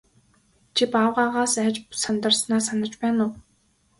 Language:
Mongolian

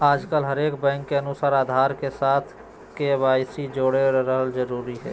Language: Magahi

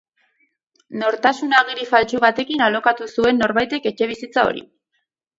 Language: Basque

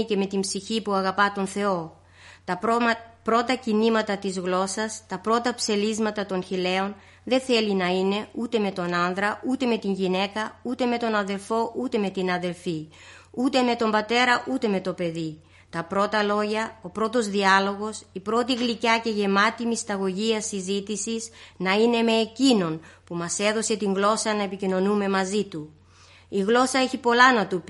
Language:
Greek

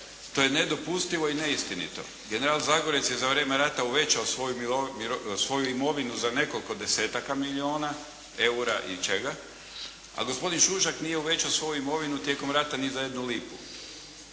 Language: Croatian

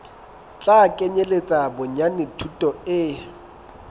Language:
Southern Sotho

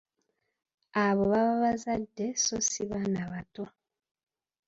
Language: Ganda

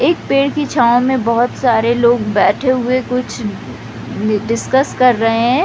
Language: Hindi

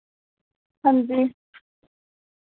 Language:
Dogri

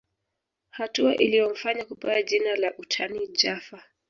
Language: Swahili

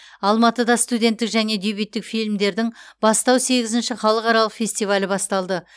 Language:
Kazakh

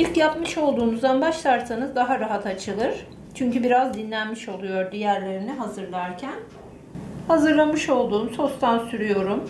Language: Turkish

